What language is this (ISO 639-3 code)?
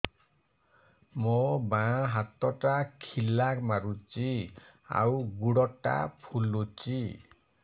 ori